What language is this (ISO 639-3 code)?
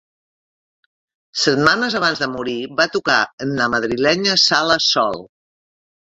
cat